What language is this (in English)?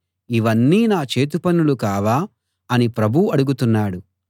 Telugu